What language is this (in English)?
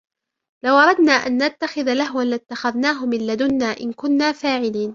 Arabic